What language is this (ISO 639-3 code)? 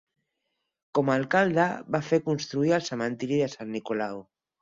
cat